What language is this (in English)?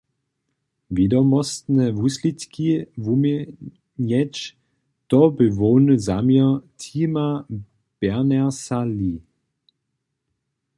Upper Sorbian